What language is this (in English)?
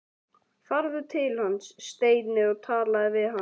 Icelandic